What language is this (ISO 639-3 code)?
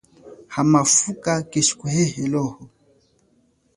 cjk